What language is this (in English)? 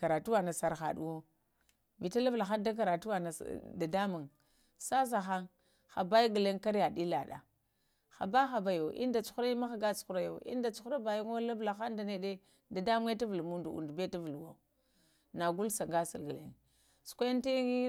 Lamang